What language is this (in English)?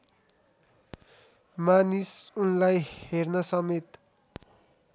Nepali